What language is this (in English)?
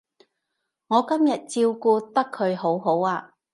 Cantonese